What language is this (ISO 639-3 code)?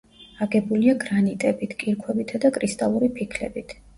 kat